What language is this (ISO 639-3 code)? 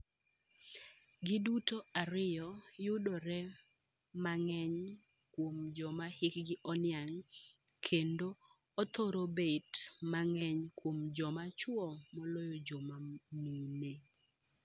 luo